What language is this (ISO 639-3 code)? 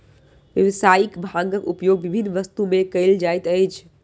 mai